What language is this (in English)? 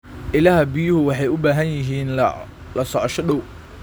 Somali